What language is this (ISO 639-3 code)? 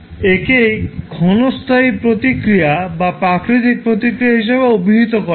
ben